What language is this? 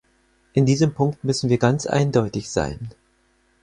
German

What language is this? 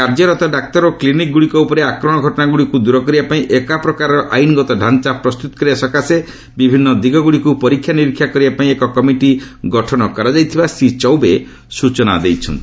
Odia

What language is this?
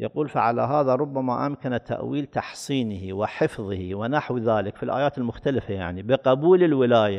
Arabic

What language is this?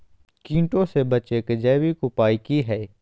Magahi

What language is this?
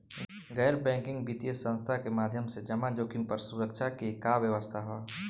Bhojpuri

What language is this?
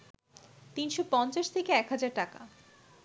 Bangla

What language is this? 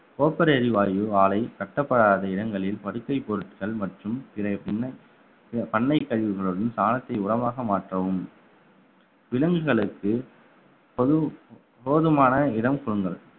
Tamil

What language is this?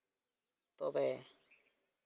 Santali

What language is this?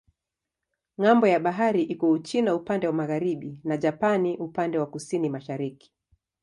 Swahili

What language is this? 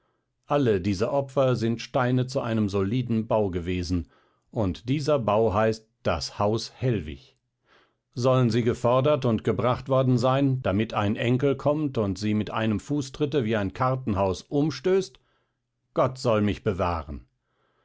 German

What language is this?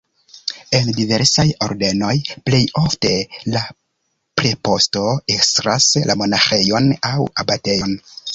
Esperanto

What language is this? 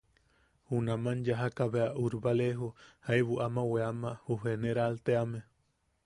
Yaqui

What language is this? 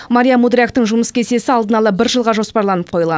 Kazakh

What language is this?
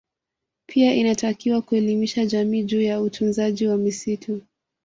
Swahili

